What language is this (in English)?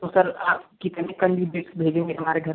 Hindi